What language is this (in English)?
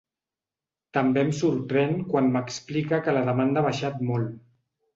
Catalan